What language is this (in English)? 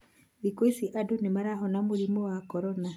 Kikuyu